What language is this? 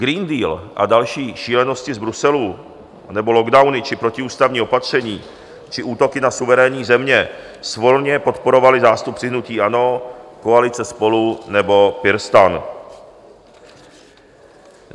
Czech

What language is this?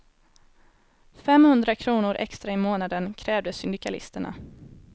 Swedish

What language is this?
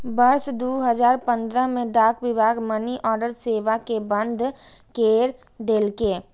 Maithili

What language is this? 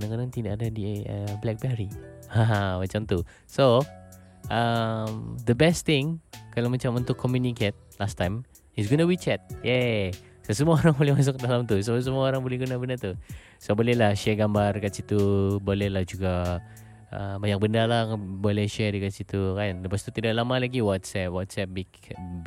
Malay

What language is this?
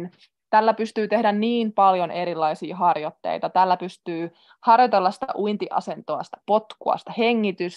Finnish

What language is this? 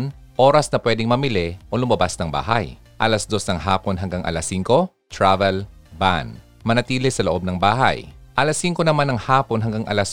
Filipino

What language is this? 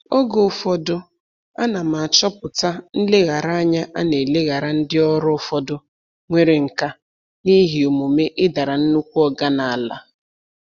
Igbo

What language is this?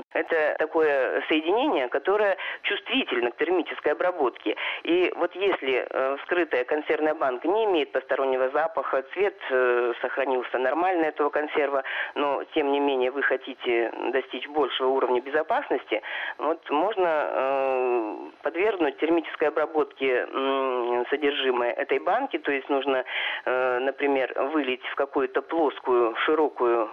Russian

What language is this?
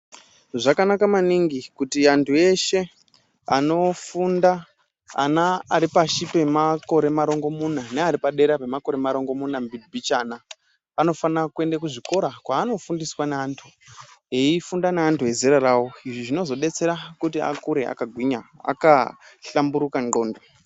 Ndau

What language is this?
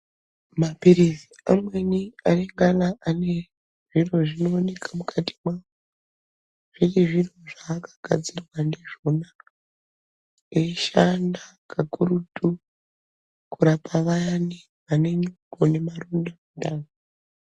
Ndau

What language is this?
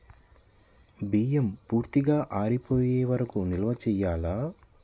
Telugu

